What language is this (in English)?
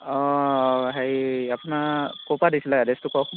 Assamese